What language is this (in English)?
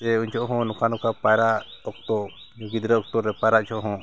Santali